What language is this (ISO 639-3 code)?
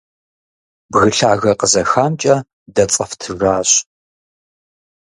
kbd